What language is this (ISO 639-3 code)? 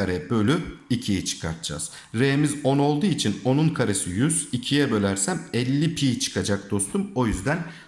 tur